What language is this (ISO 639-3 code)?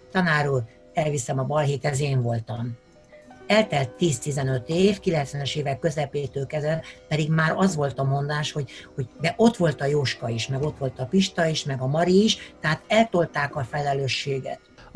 hun